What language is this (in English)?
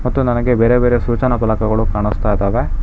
Kannada